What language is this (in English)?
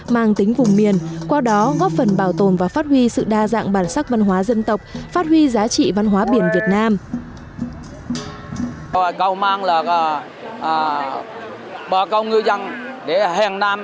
Vietnamese